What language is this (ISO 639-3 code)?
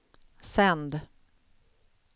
swe